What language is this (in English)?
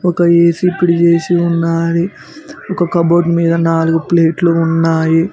Telugu